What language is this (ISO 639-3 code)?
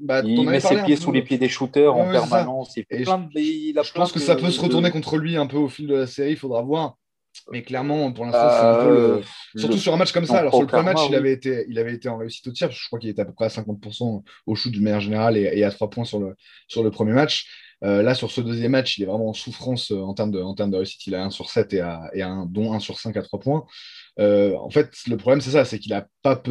fra